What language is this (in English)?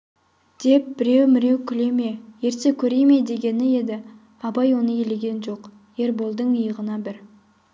Kazakh